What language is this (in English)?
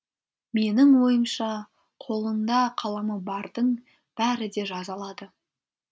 Kazakh